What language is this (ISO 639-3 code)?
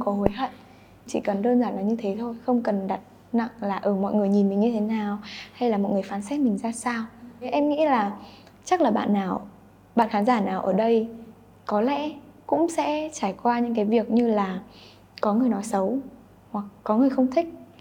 vie